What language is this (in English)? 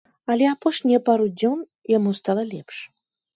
Belarusian